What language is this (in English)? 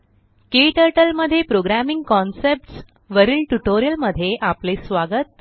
Marathi